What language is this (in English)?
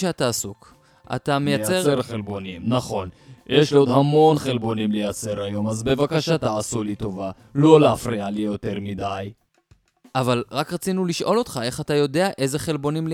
Hebrew